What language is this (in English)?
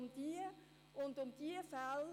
Swiss German